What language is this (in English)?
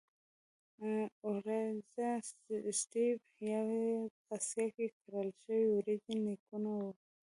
Pashto